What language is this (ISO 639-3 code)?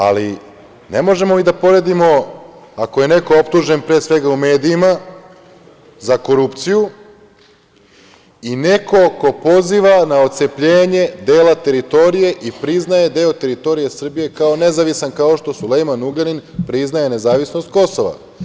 srp